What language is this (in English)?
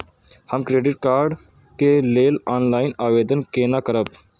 Maithili